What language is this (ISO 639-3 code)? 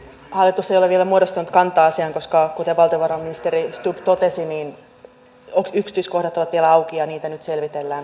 fin